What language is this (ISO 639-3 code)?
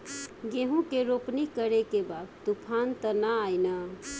bho